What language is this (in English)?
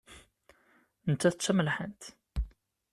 Kabyle